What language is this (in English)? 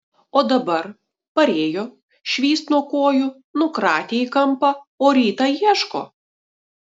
Lithuanian